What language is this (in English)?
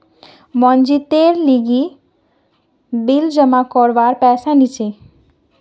Magahi